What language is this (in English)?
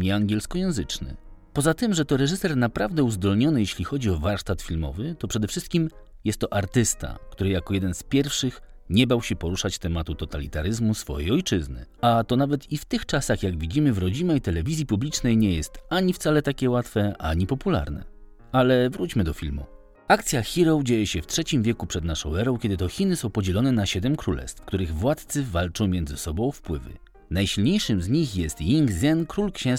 Polish